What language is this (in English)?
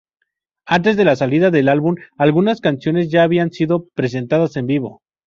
Spanish